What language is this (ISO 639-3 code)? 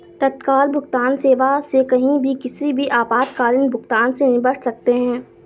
hin